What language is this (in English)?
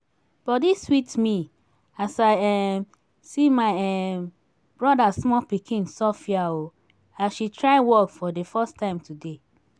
Nigerian Pidgin